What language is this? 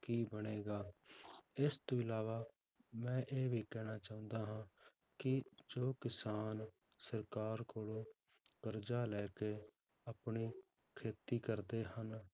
Punjabi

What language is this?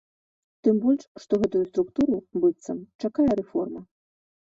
Belarusian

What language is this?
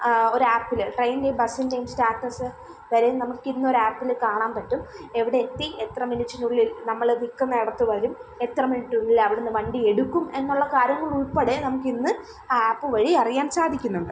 Malayalam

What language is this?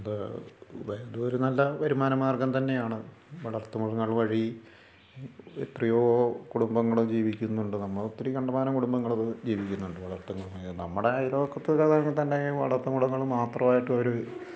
Malayalam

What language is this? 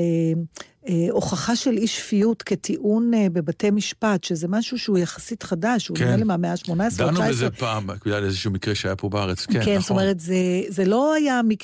Hebrew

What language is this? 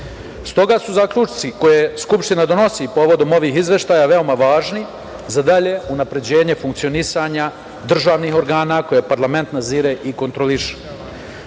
Serbian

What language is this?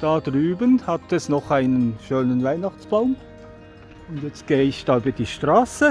German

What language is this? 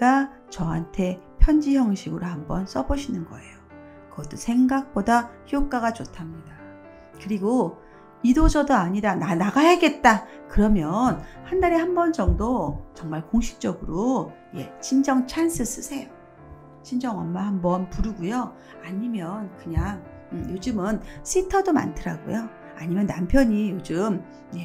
Korean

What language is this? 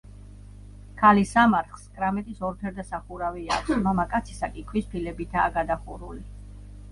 Georgian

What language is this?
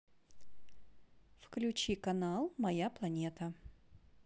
Russian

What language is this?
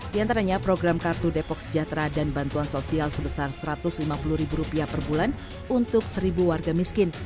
Indonesian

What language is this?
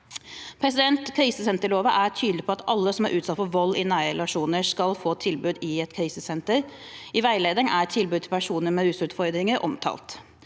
Norwegian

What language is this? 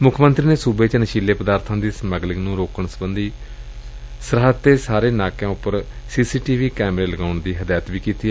Punjabi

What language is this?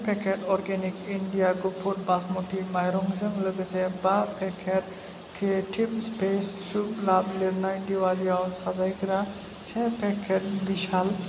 Bodo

